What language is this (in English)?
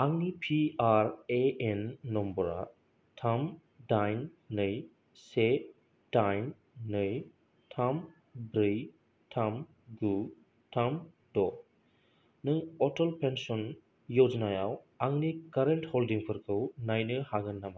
Bodo